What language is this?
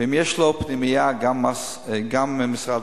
Hebrew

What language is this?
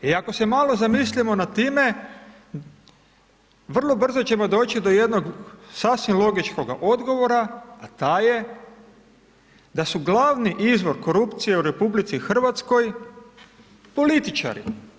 Croatian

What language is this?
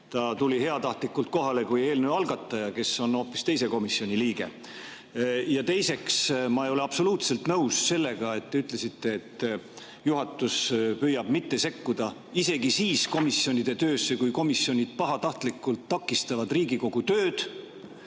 Estonian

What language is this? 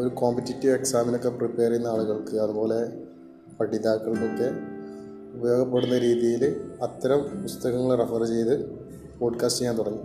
Malayalam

